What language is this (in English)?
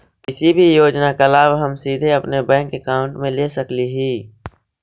Magahi